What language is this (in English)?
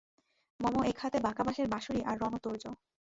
Bangla